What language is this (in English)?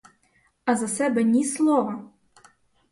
Ukrainian